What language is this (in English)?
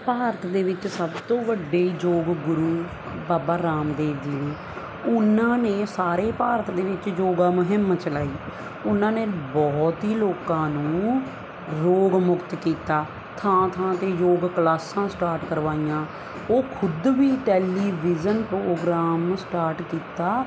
Punjabi